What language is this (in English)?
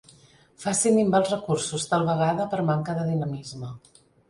Catalan